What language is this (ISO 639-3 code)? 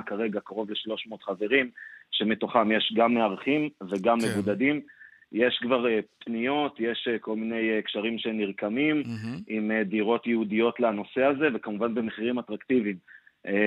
heb